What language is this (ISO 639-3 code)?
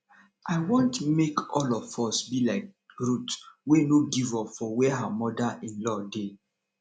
pcm